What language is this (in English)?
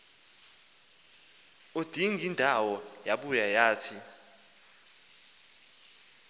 Xhosa